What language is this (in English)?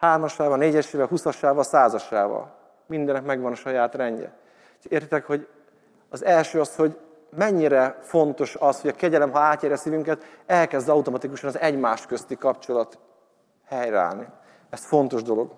Hungarian